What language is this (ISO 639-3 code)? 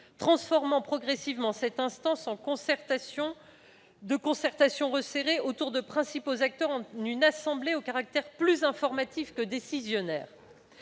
fra